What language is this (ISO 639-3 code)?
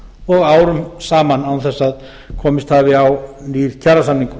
isl